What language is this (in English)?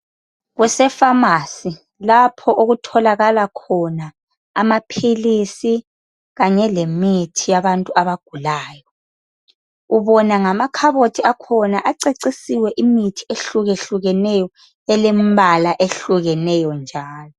North Ndebele